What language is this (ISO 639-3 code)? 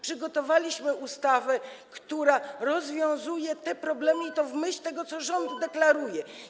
pol